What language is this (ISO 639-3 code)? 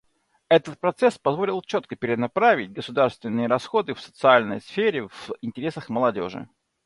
rus